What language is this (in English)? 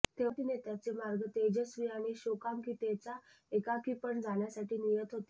Marathi